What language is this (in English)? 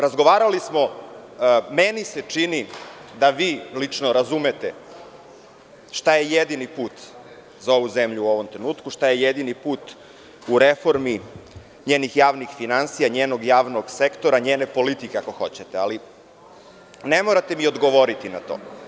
Serbian